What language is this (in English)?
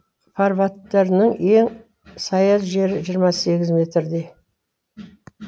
Kazakh